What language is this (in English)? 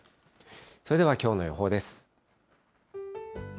Japanese